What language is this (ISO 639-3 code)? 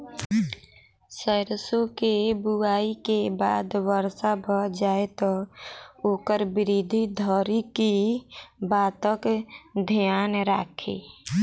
mai